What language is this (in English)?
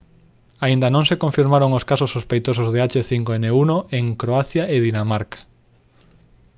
Galician